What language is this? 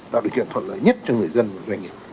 Vietnamese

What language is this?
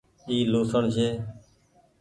Goaria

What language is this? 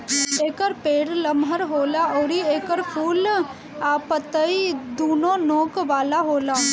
Bhojpuri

